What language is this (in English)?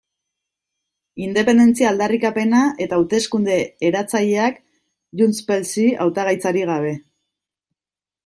Basque